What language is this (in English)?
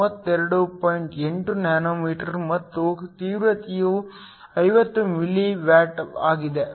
Kannada